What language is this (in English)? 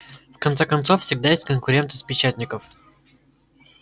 Russian